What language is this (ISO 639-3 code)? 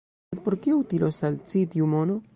epo